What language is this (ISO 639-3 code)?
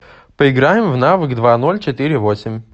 rus